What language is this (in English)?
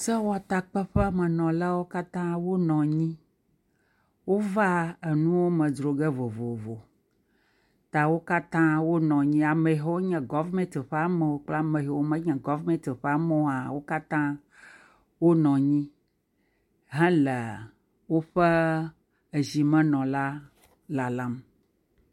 Ewe